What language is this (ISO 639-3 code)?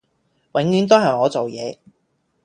yue